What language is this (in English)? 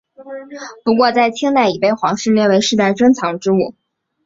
Chinese